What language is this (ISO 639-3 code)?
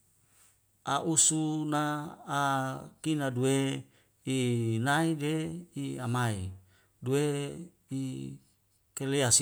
weo